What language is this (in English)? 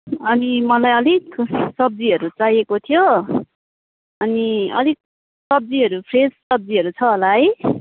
Nepali